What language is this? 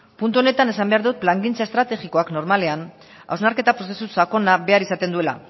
Basque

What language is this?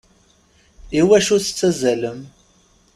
Kabyle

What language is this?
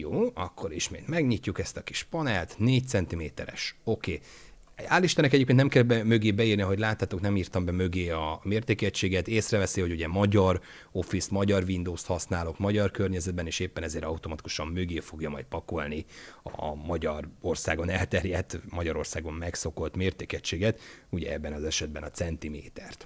Hungarian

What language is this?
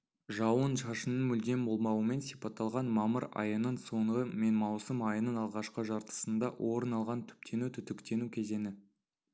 Kazakh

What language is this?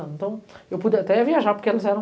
Portuguese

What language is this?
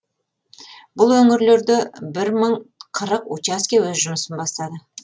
Kazakh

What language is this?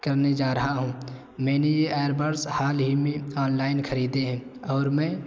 Urdu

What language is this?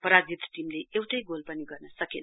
Nepali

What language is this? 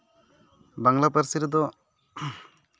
Santali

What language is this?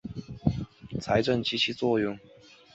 Chinese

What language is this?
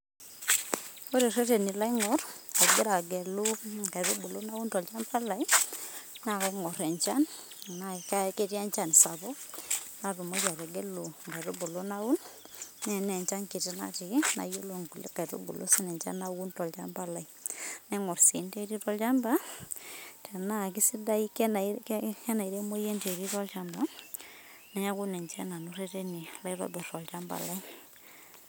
Masai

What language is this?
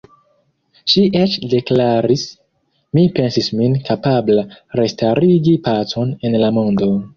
Esperanto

